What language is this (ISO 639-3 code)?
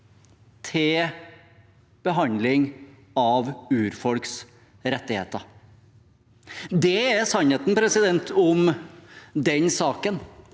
nor